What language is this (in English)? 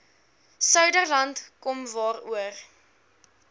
Afrikaans